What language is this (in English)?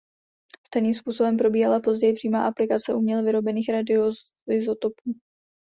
Czech